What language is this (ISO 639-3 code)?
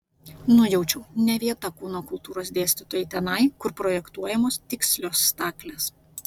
lit